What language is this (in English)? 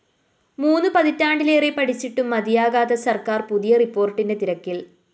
Malayalam